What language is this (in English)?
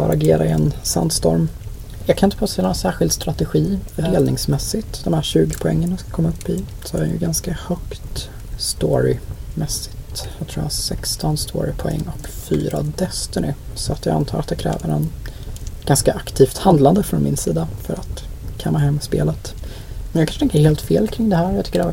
Swedish